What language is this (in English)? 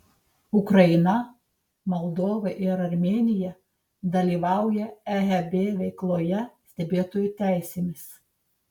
Lithuanian